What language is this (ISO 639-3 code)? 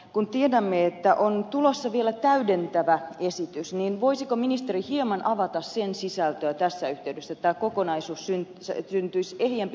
fin